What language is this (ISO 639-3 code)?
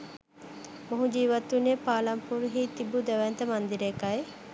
sin